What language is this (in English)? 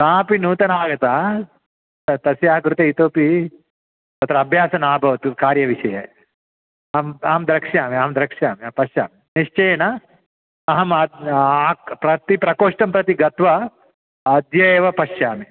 Sanskrit